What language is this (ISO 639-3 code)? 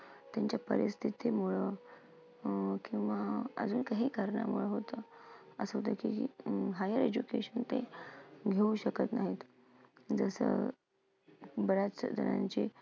mar